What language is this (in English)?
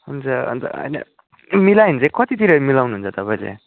Nepali